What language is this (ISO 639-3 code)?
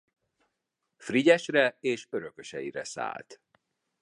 hun